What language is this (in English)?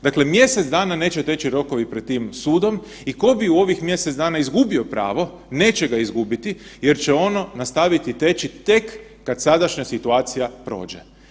Croatian